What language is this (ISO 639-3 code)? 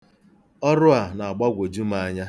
ibo